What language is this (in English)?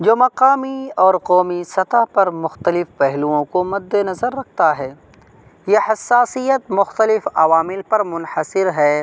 Urdu